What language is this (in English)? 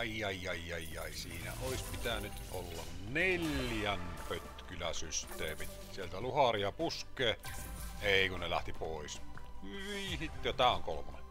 Finnish